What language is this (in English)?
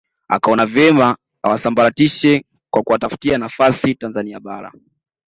Swahili